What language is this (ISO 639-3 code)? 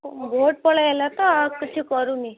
ori